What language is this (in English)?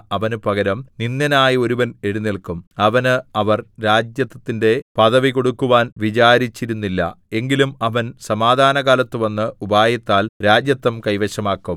Malayalam